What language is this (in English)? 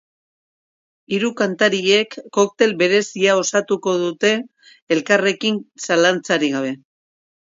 Basque